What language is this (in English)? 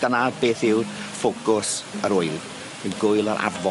Welsh